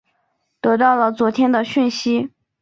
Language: Chinese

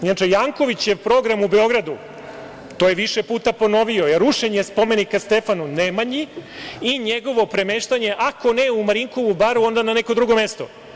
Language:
Serbian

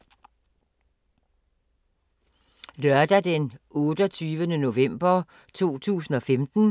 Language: Danish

